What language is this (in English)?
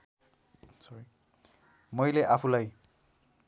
Nepali